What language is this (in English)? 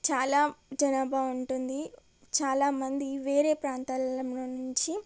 Telugu